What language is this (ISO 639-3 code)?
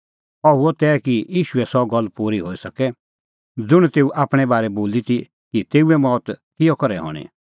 kfx